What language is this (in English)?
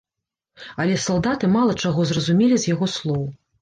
Belarusian